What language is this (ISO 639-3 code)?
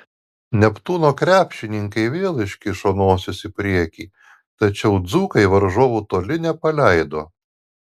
lit